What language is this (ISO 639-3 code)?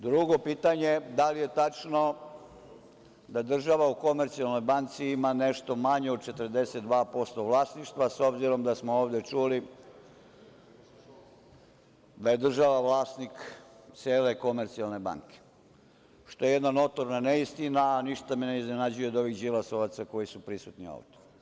srp